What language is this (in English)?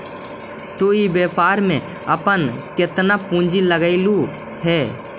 Magahi